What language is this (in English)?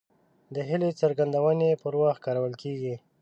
Pashto